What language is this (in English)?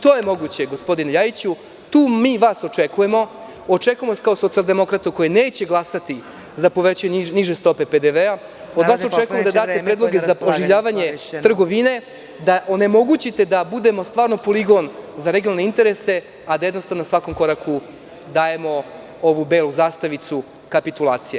Serbian